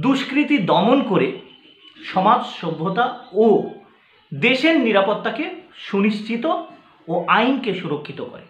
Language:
Hindi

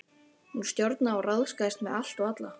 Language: Icelandic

